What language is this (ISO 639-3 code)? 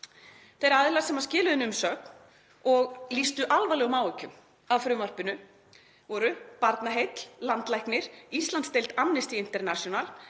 isl